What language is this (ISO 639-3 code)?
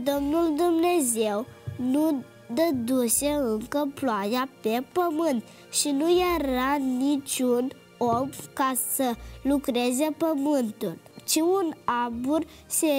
ron